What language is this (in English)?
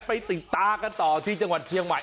Thai